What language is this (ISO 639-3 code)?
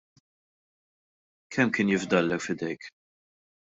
mlt